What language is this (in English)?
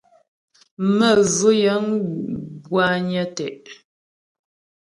Ghomala